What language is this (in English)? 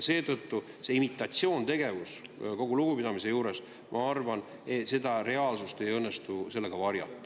Estonian